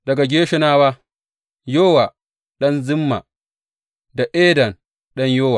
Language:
Hausa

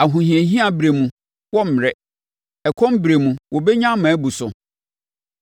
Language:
Akan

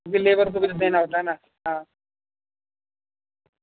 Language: Urdu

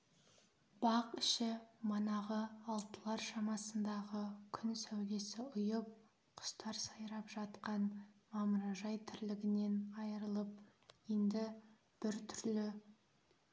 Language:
Kazakh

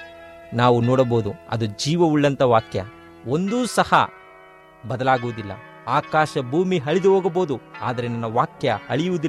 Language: Kannada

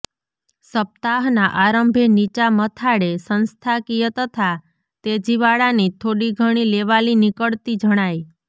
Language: Gujarati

